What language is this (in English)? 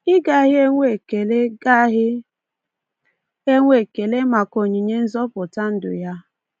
Igbo